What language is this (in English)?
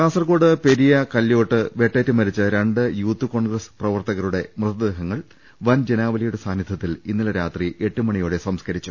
Malayalam